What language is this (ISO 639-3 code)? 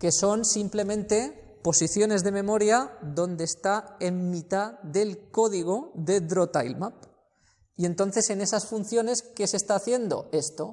spa